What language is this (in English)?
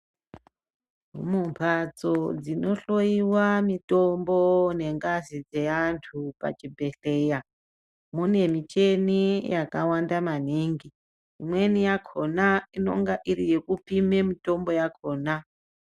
Ndau